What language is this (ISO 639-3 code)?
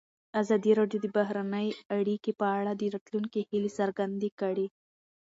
pus